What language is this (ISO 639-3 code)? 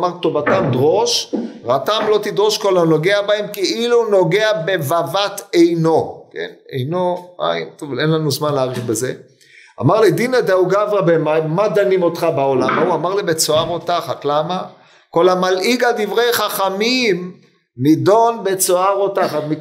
heb